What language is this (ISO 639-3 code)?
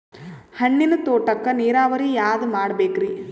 kan